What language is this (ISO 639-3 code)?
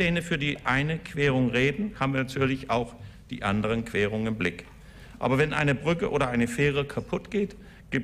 deu